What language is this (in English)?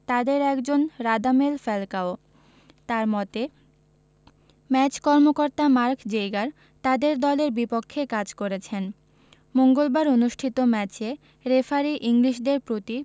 Bangla